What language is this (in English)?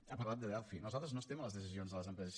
Catalan